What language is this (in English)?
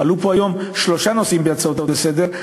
Hebrew